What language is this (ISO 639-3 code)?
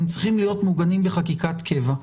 heb